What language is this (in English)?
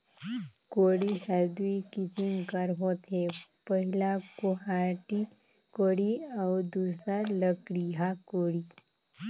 Chhattisgarhi